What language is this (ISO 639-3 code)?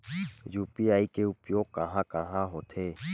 hne